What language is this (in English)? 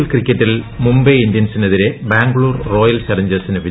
Malayalam